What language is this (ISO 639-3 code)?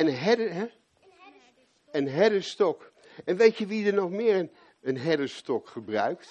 nld